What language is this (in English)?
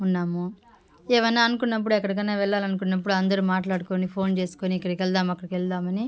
Telugu